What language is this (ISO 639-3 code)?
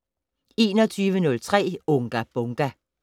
dan